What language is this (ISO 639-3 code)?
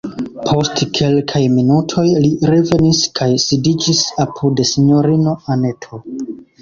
epo